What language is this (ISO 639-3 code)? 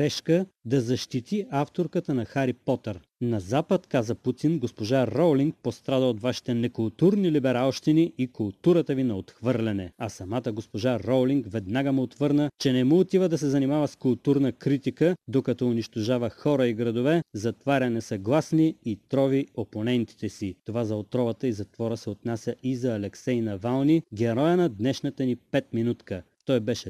bul